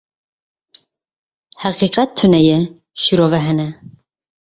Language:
Kurdish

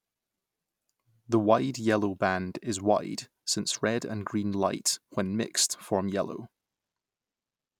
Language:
English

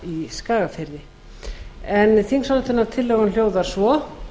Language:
Icelandic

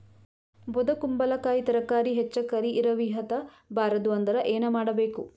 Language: Kannada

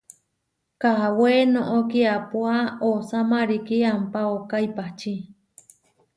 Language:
Huarijio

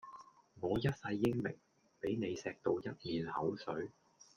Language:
Cantonese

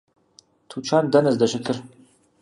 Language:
Kabardian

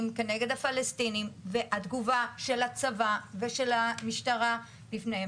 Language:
Hebrew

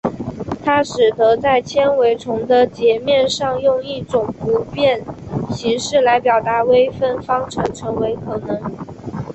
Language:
Chinese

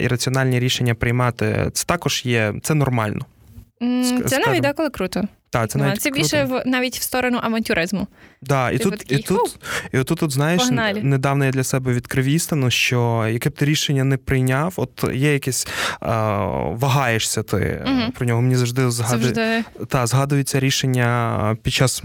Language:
Ukrainian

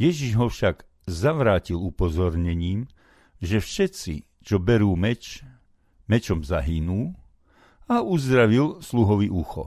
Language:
Slovak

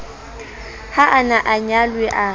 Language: Southern Sotho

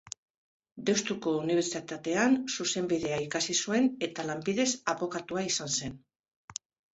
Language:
Basque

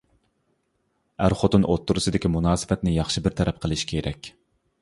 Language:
Uyghur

